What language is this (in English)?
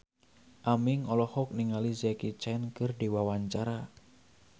Sundanese